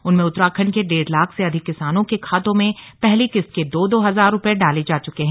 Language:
Hindi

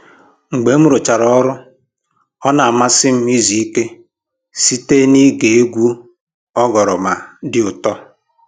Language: Igbo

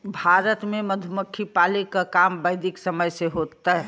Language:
Bhojpuri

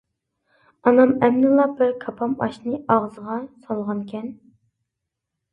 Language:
Uyghur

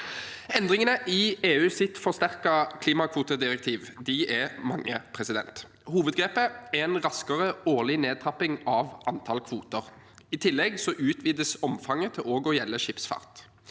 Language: Norwegian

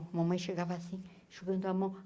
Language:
Portuguese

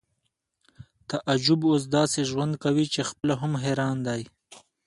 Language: Pashto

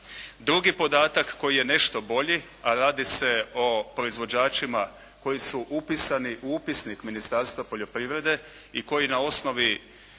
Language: Croatian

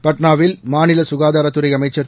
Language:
Tamil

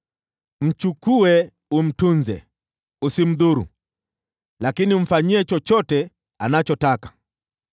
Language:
Swahili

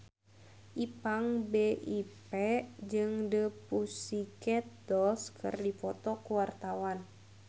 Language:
Sundanese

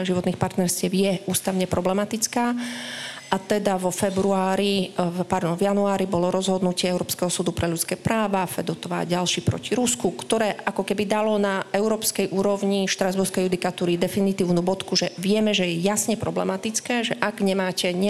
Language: Slovak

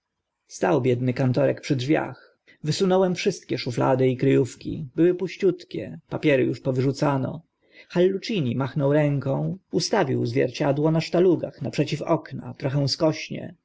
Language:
Polish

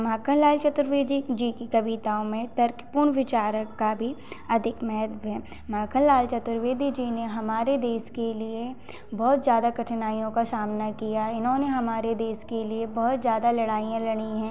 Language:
Hindi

